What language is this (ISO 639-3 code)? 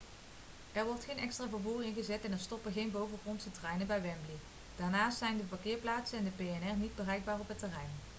nld